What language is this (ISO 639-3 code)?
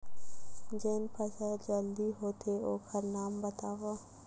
hne